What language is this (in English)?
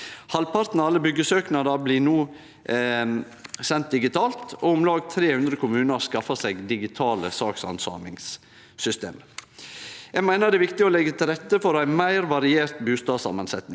Norwegian